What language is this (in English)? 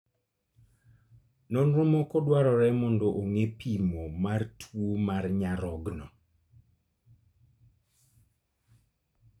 Luo (Kenya and Tanzania)